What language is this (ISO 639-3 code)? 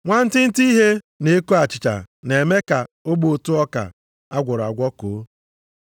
ibo